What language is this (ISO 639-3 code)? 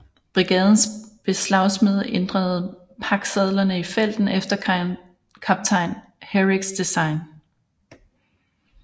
dan